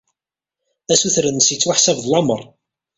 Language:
Kabyle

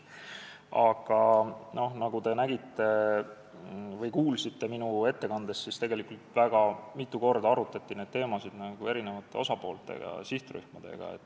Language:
Estonian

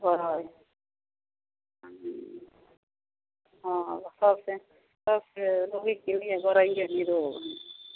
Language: Maithili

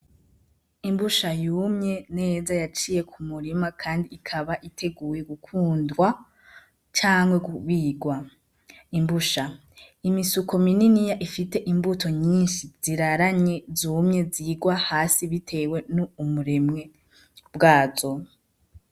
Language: Rundi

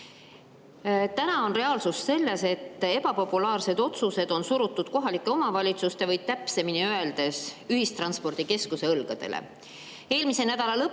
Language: Estonian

